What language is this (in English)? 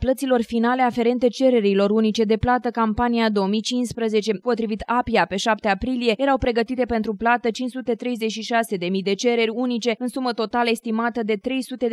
Romanian